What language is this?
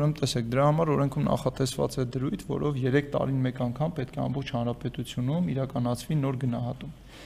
Turkish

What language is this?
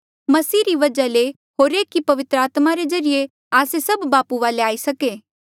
Mandeali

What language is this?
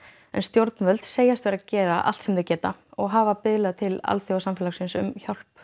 Icelandic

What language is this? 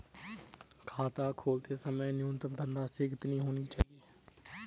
Hindi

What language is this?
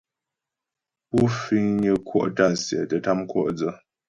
Ghomala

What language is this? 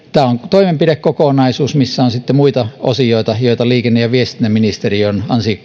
Finnish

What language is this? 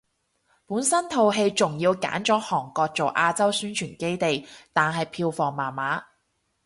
Cantonese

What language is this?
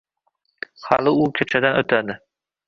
Uzbek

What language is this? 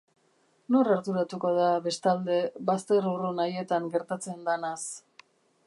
Basque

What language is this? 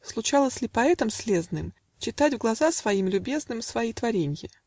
Russian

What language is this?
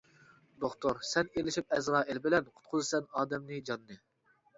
Uyghur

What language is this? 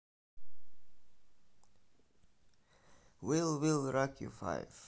Russian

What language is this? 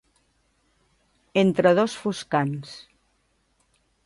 Catalan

